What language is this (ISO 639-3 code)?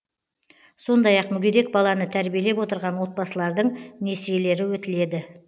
kaz